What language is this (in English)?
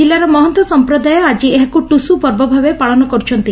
Odia